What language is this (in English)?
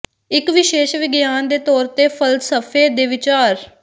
Punjabi